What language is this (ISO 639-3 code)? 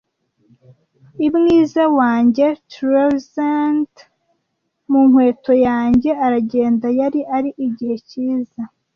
kin